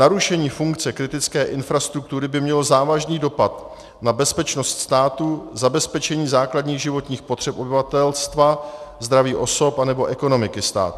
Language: Czech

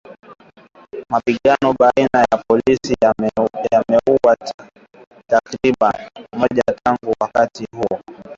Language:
Swahili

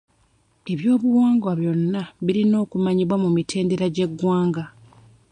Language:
Ganda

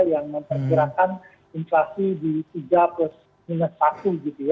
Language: Indonesian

